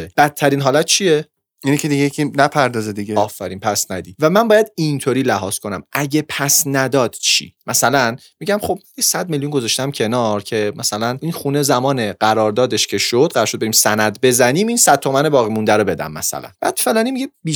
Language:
Persian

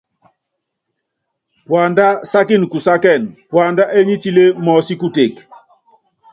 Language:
Yangben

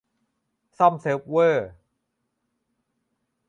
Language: Thai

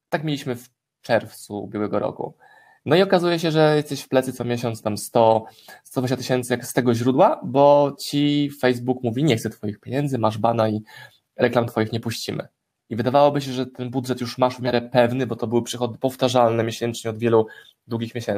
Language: Polish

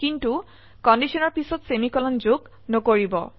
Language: Assamese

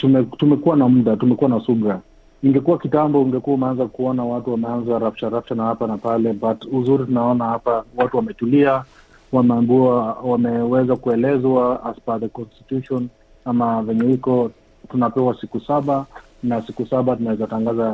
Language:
Swahili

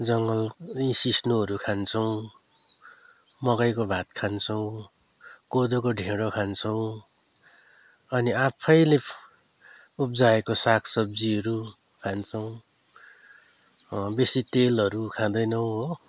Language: Nepali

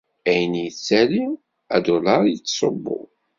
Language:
Kabyle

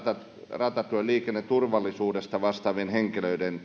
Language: Finnish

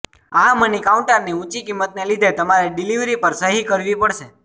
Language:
Gujarati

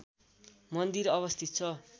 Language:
Nepali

